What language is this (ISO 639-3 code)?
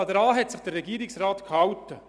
gsw